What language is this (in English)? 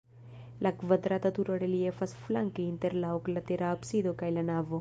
Esperanto